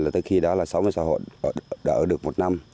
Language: Vietnamese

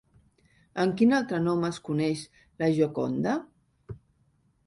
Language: Catalan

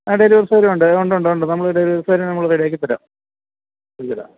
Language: Malayalam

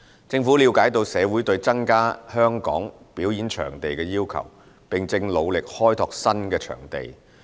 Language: Cantonese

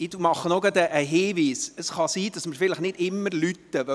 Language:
Swiss German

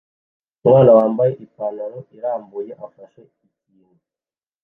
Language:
Kinyarwanda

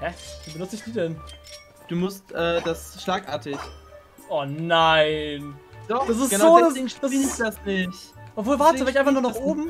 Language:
German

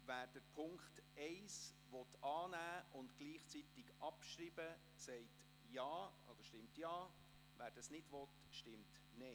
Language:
Swiss German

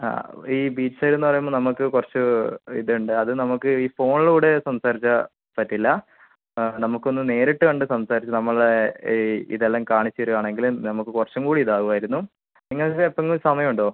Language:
Malayalam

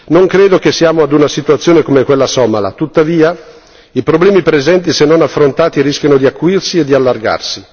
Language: Italian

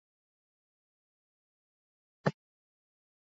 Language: Swahili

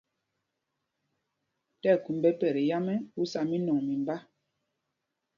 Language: Mpumpong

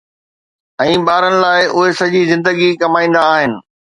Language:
Sindhi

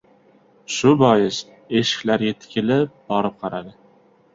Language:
Uzbek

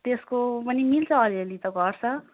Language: Nepali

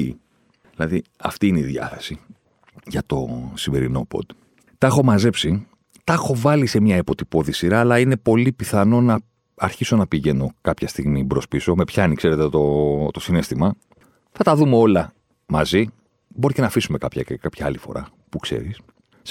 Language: Greek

